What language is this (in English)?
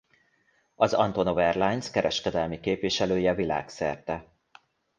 Hungarian